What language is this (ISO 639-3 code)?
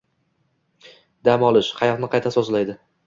uzb